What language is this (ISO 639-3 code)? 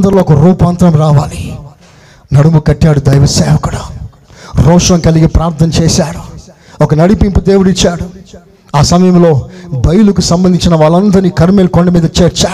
tel